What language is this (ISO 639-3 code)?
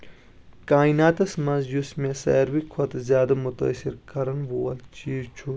kas